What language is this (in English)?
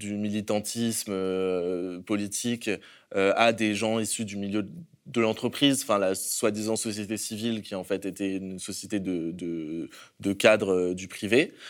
French